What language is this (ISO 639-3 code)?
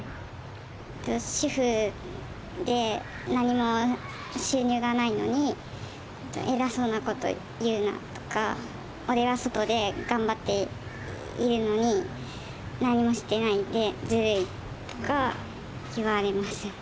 jpn